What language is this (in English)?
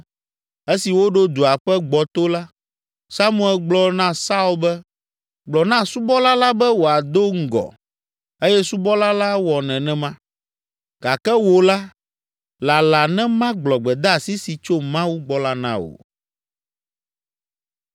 Ewe